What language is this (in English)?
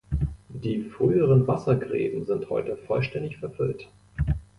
German